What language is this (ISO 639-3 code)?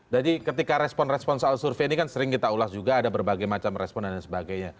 ind